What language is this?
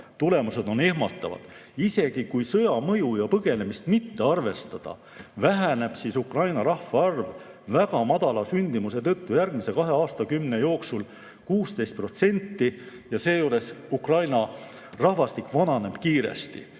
Estonian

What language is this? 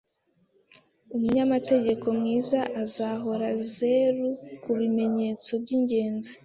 Kinyarwanda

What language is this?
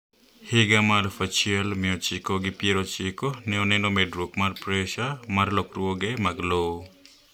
Luo (Kenya and Tanzania)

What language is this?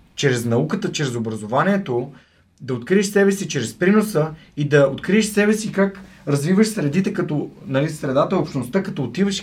Bulgarian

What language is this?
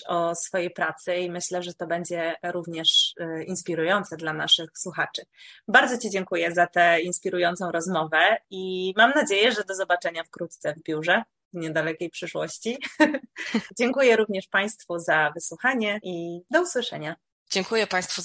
Polish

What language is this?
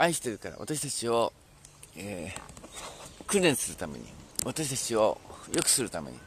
Japanese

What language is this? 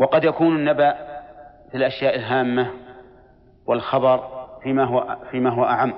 Arabic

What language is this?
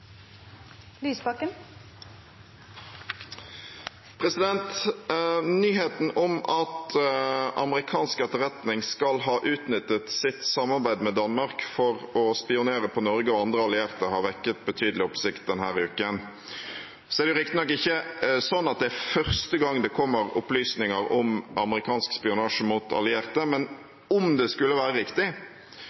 Norwegian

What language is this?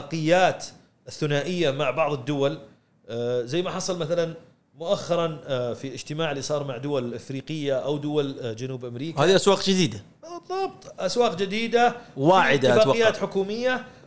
Arabic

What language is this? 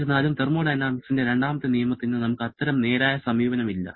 Malayalam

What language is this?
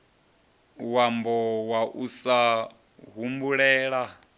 Venda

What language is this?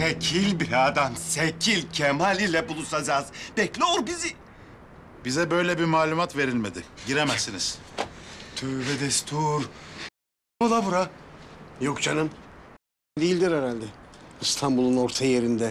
Turkish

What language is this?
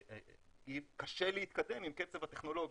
Hebrew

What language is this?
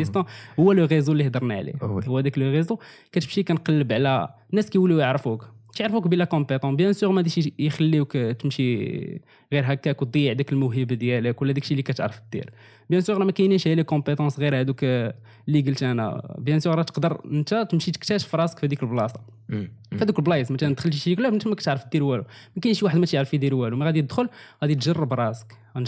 Arabic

